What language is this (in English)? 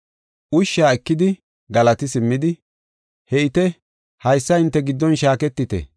Gofa